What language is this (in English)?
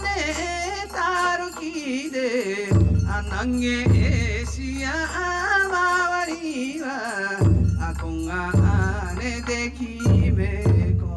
Japanese